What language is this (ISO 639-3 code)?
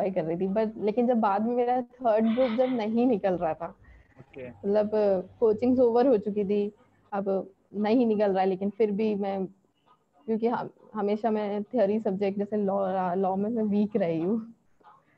hin